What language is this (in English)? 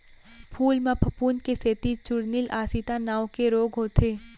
Chhattisgarhi